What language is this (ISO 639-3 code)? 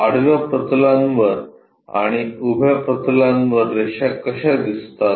mar